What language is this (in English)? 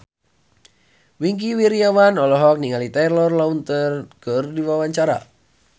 Sundanese